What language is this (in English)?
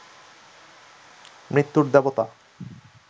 Bangla